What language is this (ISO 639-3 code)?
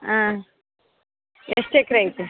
kan